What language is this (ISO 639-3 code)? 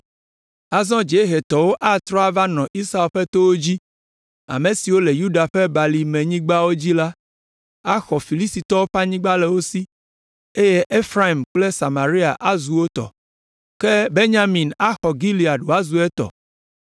ewe